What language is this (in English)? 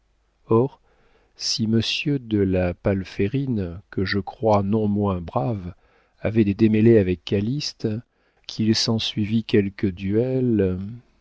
French